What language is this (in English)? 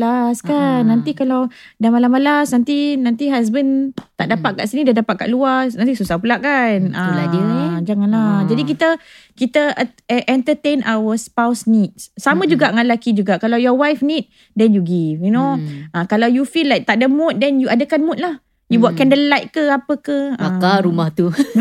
Malay